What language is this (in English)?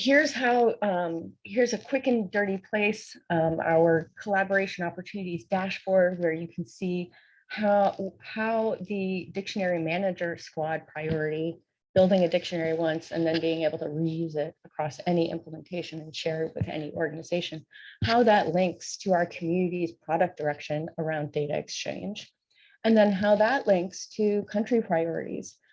English